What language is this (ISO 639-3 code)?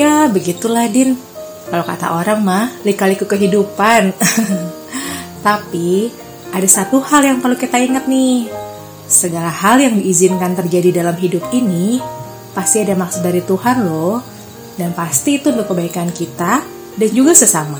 ind